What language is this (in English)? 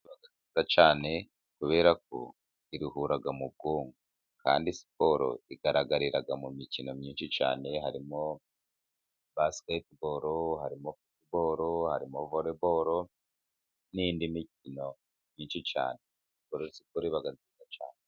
Kinyarwanda